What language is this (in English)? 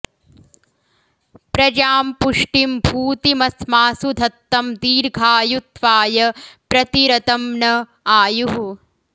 Sanskrit